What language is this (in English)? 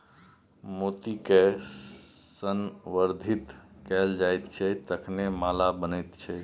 Maithili